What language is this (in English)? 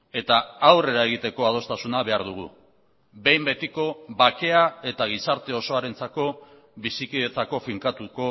Basque